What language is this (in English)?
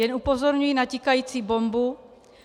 Czech